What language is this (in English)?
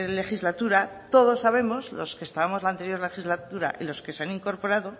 Spanish